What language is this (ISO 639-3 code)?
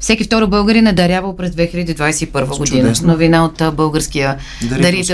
bul